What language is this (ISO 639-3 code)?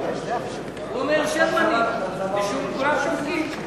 heb